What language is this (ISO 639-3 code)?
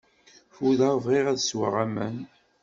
kab